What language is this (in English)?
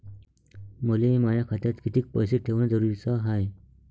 Marathi